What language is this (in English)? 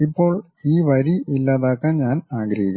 Malayalam